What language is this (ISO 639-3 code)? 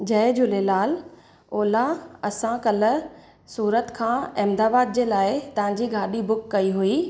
snd